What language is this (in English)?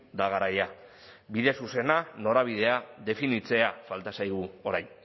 Basque